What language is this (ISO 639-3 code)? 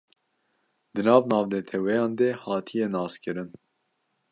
kur